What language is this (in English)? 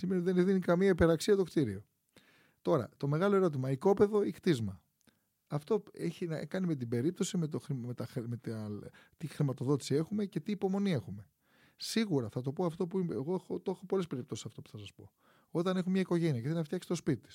Greek